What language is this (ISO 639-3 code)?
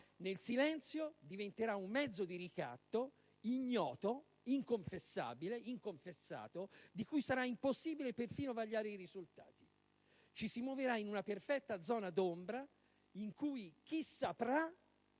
ita